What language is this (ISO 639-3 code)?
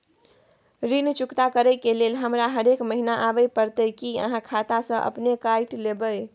mai